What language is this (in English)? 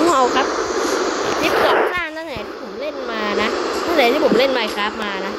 Thai